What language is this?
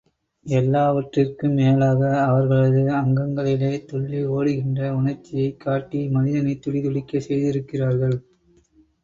Tamil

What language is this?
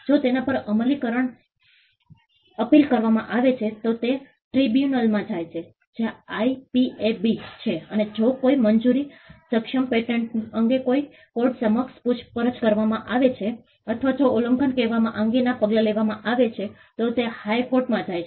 Gujarati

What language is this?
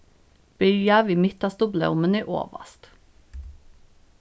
Faroese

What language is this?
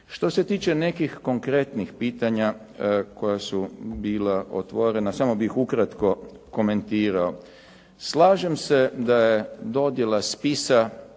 Croatian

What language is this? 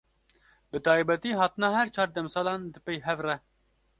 Kurdish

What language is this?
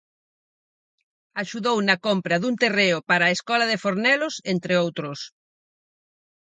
Galician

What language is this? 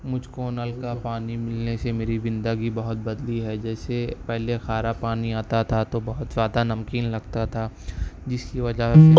Urdu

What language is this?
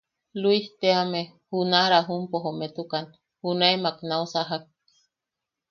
Yaqui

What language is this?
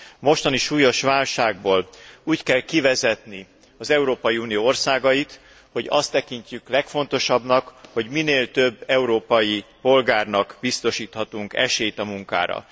Hungarian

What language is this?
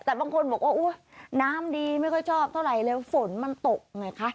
Thai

